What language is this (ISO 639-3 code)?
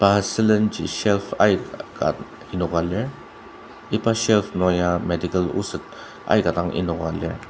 njo